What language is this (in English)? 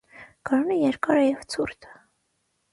Armenian